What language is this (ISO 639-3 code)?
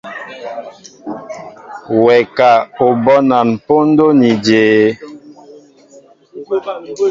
mbo